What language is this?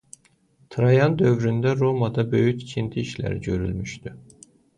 Azerbaijani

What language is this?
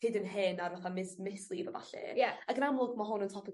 Welsh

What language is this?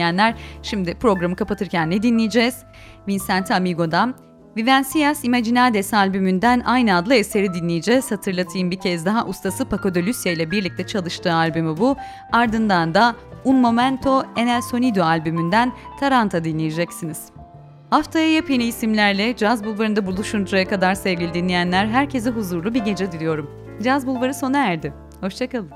Turkish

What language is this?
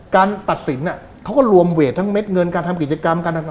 Thai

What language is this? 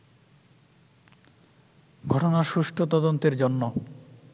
Bangla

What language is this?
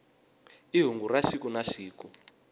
Tsonga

